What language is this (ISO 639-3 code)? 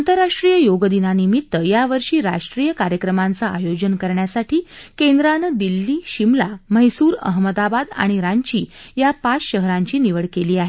mar